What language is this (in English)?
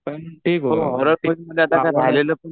Marathi